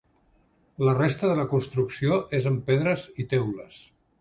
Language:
Catalan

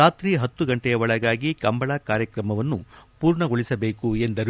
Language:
Kannada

